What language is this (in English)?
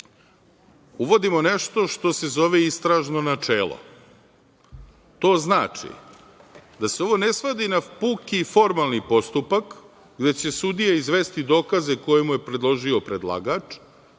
Serbian